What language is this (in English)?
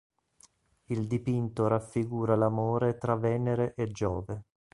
Italian